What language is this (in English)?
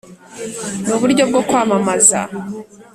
Kinyarwanda